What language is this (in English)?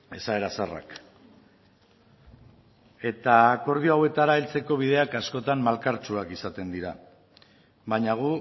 Basque